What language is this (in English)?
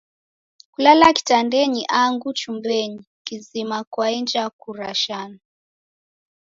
Taita